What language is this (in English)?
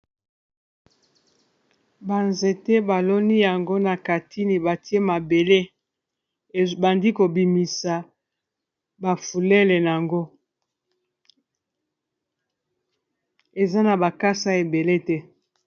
Lingala